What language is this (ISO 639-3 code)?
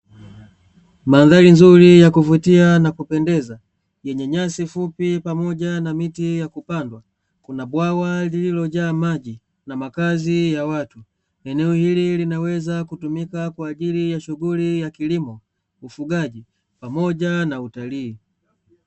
swa